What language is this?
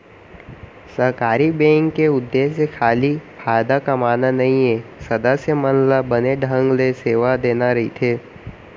Chhattisgarhi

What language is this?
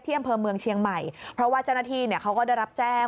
Thai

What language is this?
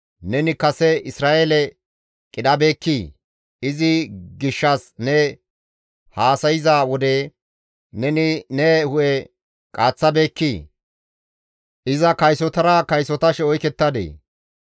Gamo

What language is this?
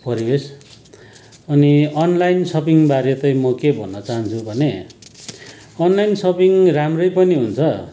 Nepali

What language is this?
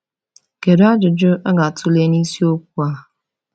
Igbo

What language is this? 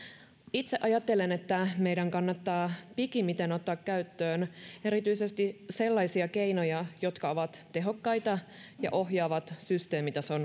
Finnish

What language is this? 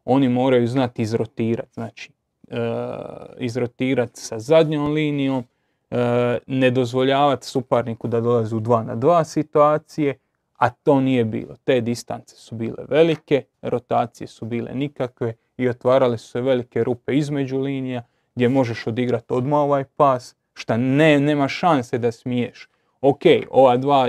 Croatian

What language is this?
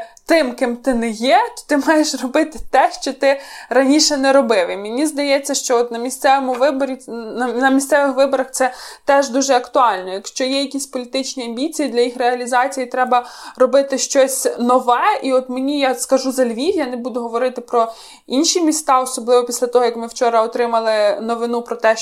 Ukrainian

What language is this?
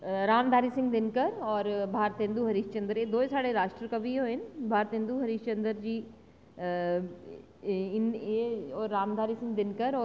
Dogri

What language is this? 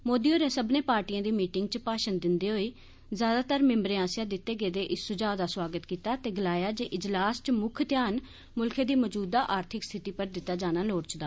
Dogri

